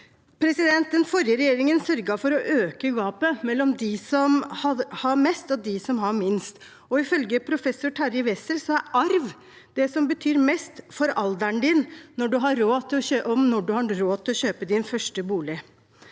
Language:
Norwegian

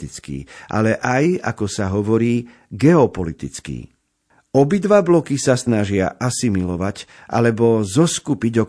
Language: Slovak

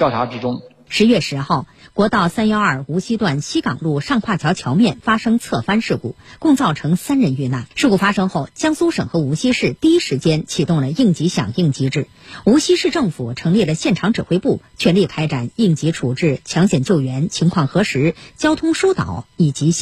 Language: Chinese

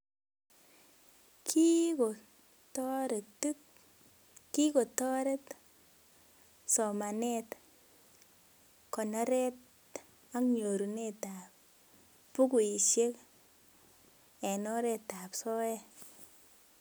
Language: Kalenjin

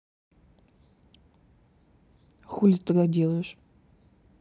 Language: Russian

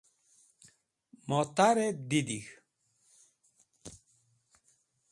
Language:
Wakhi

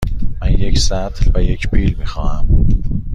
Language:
Persian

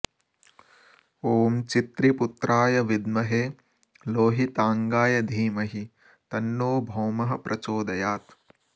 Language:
Sanskrit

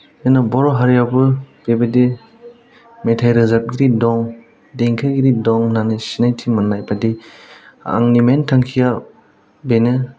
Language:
Bodo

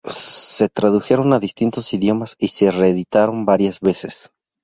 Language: Spanish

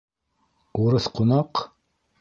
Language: Bashkir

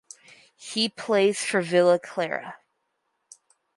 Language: English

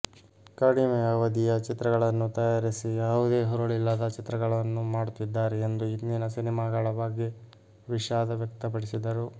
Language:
Kannada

